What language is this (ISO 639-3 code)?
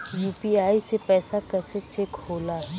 bho